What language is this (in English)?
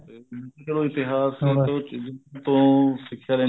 Punjabi